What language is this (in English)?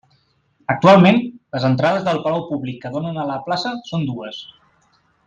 Catalan